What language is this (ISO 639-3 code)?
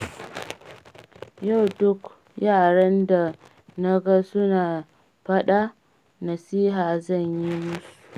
hau